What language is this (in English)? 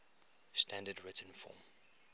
English